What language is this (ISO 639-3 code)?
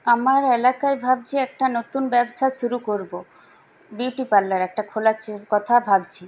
ben